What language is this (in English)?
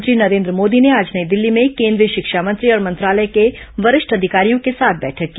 Hindi